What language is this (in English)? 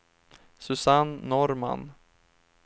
Swedish